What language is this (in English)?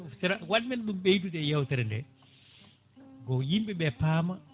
Fula